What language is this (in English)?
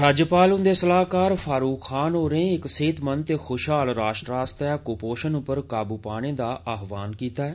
Dogri